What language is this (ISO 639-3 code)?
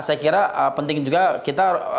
ind